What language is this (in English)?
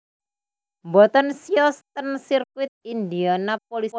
Javanese